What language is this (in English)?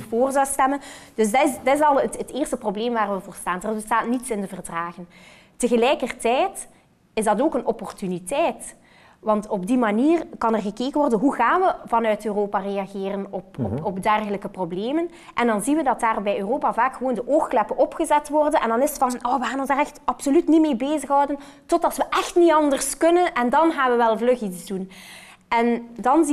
Dutch